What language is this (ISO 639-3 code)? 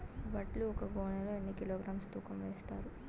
tel